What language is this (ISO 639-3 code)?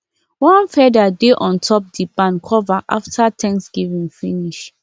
pcm